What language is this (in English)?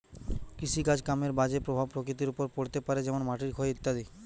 Bangla